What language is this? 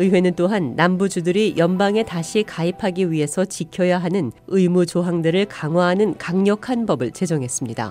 Korean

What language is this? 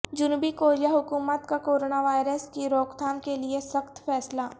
Urdu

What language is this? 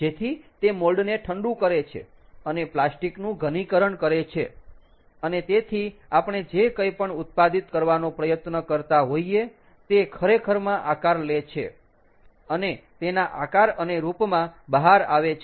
Gujarati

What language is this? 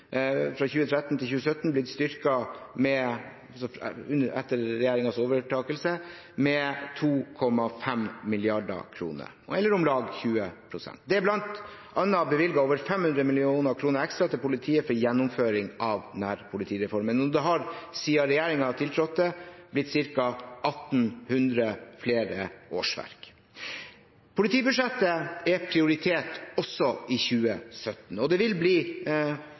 Norwegian Bokmål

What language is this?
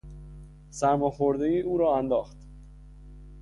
Persian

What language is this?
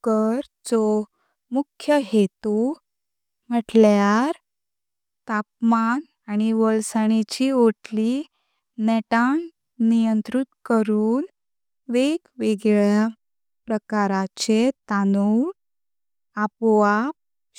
Konkani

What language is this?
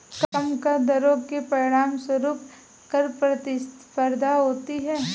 Hindi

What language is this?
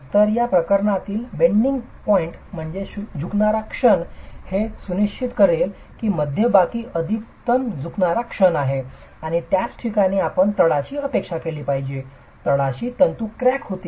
Marathi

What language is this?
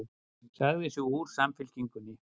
Icelandic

